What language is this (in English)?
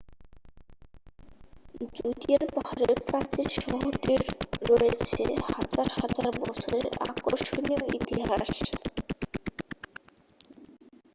Bangla